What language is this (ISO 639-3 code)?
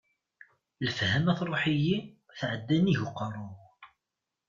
kab